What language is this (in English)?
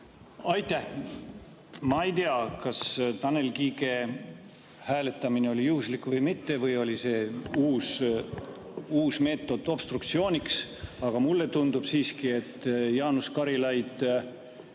Estonian